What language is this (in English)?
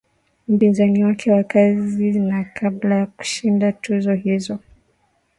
Swahili